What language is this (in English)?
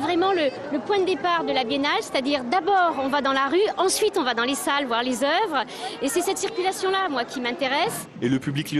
French